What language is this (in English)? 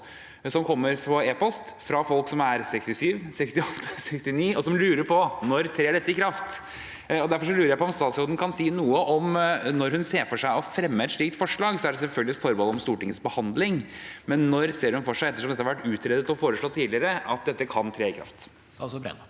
Norwegian